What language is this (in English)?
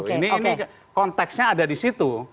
Indonesian